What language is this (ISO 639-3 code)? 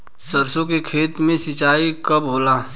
bho